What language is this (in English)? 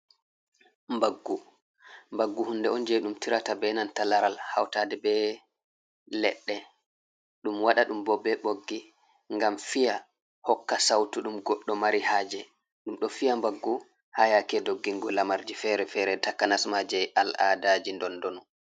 Fula